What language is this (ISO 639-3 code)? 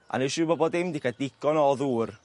cym